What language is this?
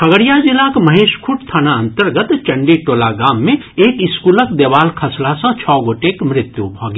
Maithili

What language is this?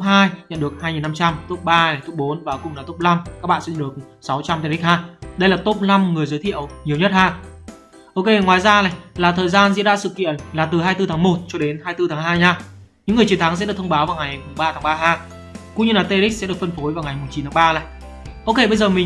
Vietnamese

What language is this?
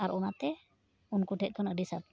Santali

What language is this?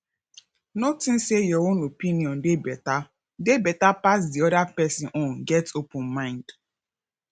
Nigerian Pidgin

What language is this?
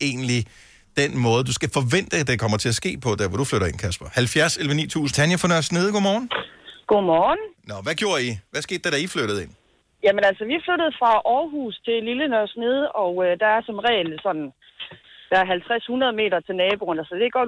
Danish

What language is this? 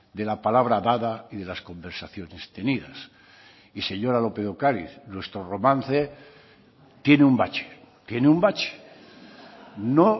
Spanish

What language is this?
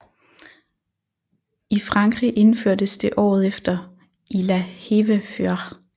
Danish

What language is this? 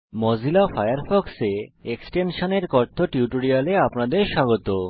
Bangla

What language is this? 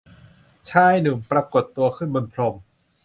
Thai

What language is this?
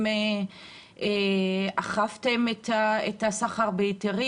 Hebrew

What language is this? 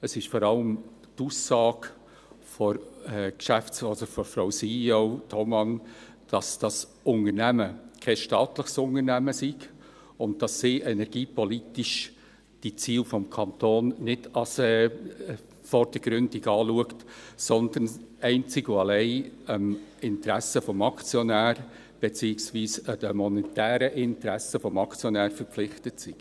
Swiss German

